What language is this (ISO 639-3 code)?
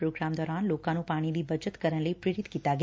pan